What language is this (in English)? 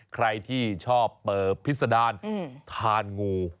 Thai